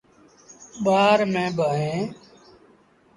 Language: Sindhi Bhil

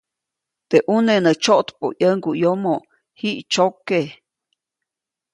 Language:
Copainalá Zoque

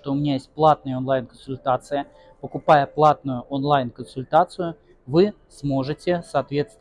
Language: Russian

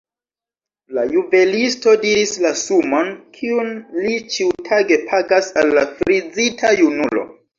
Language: Esperanto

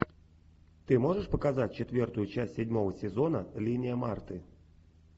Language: Russian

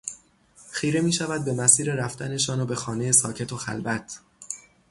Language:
Persian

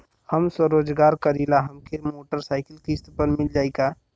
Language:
Bhojpuri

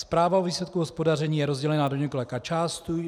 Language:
Czech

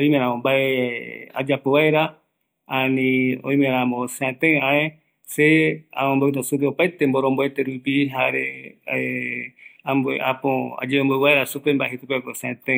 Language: Eastern Bolivian Guaraní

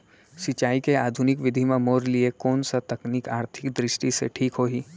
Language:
Chhattisgarhi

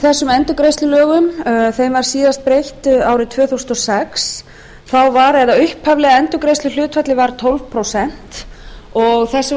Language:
Icelandic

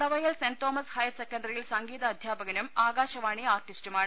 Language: Malayalam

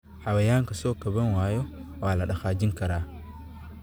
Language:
Somali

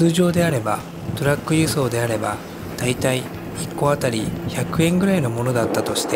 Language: Japanese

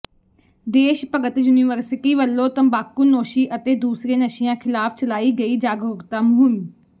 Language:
Punjabi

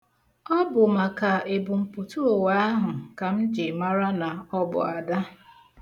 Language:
Igbo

